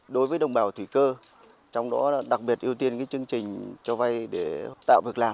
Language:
Vietnamese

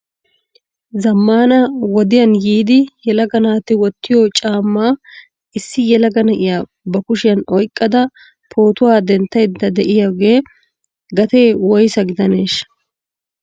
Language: Wolaytta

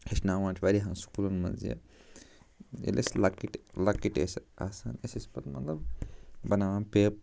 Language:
Kashmiri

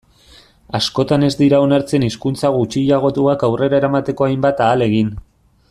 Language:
Basque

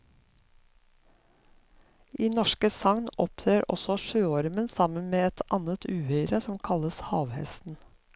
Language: Norwegian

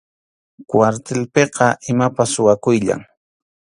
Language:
Arequipa-La Unión Quechua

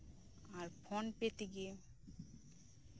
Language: Santali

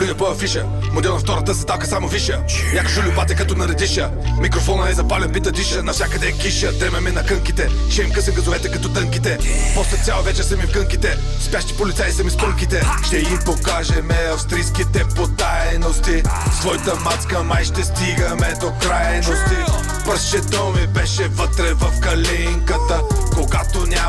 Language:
Bulgarian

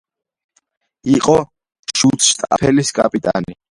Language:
Georgian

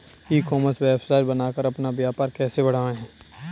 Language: Hindi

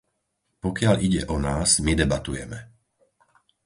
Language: Slovak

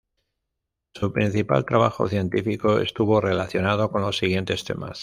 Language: Spanish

